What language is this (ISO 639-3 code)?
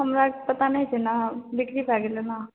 mai